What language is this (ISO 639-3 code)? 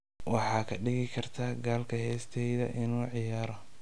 som